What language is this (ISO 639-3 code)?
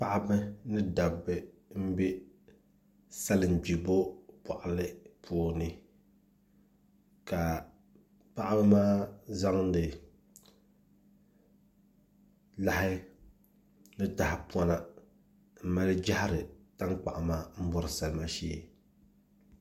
dag